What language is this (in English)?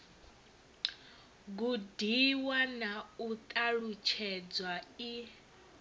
Venda